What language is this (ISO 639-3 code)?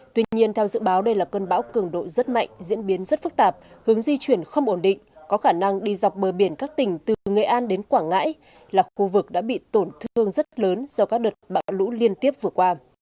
vie